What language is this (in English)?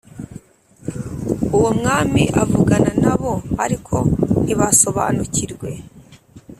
Kinyarwanda